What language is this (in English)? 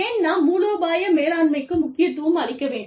Tamil